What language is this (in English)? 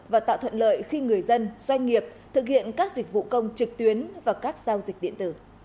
Vietnamese